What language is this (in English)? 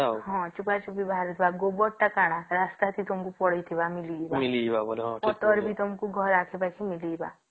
Odia